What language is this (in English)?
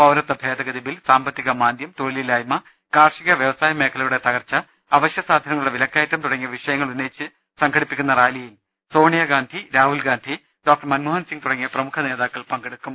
Malayalam